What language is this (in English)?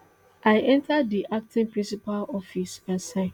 Nigerian Pidgin